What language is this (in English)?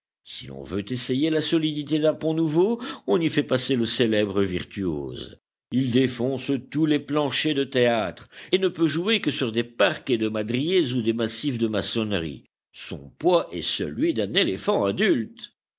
French